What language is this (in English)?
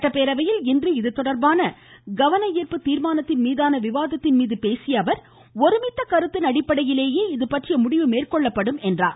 Tamil